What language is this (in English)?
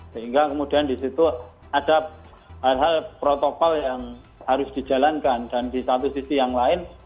Indonesian